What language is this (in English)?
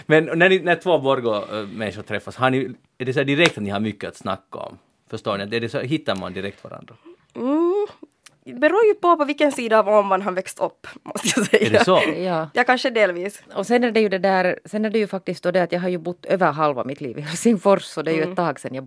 Swedish